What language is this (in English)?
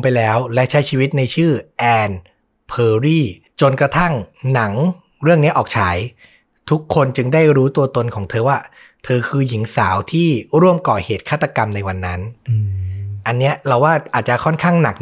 Thai